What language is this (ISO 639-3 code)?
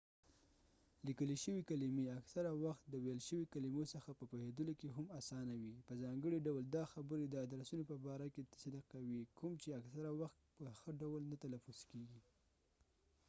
pus